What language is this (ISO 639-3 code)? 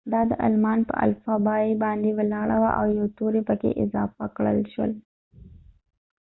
pus